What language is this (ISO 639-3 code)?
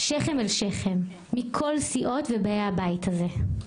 heb